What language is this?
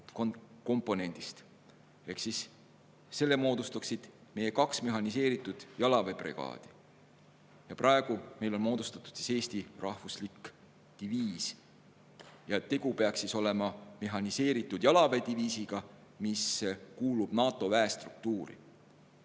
Estonian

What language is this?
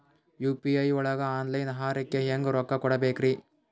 Kannada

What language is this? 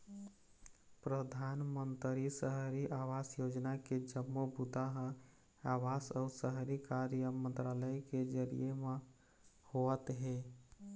Chhattisgarhi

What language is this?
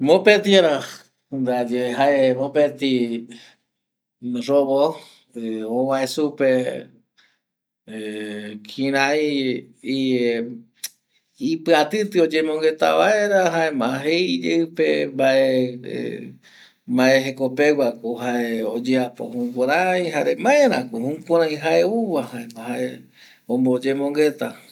Eastern Bolivian Guaraní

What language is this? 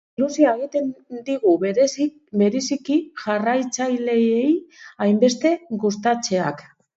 Basque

